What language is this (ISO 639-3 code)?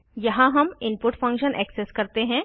hin